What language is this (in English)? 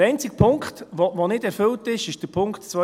Swiss German